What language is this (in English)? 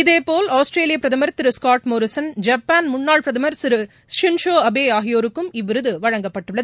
Tamil